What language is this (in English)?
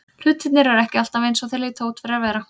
Icelandic